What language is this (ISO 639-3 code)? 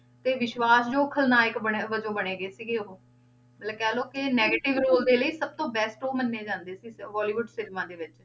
pan